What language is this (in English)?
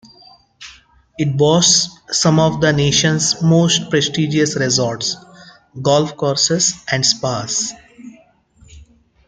English